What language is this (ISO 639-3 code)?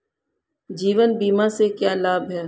hin